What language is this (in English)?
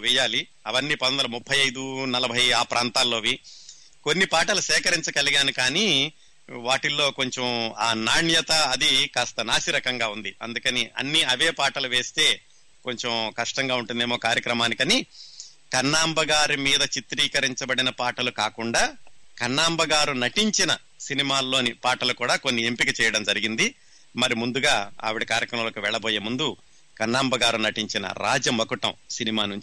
Telugu